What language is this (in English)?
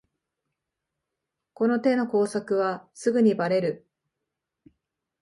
Japanese